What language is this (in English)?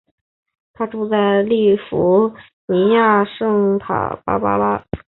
Chinese